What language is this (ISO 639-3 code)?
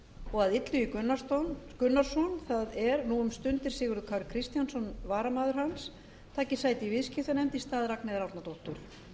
isl